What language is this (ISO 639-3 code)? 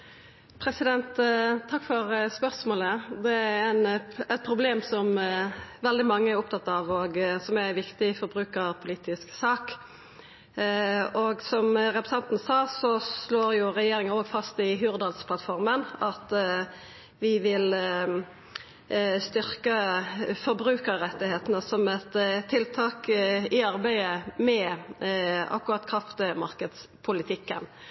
nor